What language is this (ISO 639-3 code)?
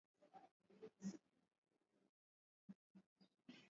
swa